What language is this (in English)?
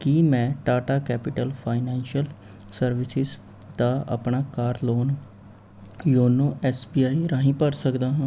Punjabi